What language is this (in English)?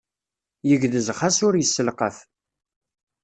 Kabyle